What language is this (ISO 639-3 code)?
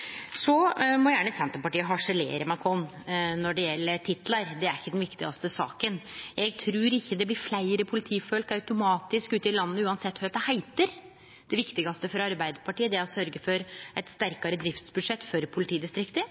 nno